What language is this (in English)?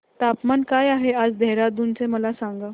Marathi